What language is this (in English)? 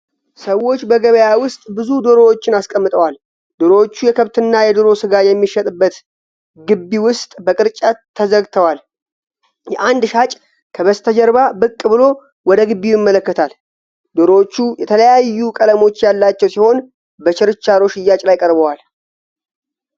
Amharic